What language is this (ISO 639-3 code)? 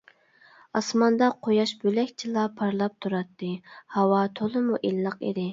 uig